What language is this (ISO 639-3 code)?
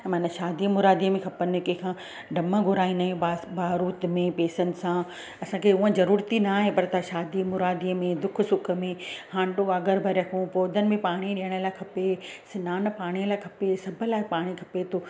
snd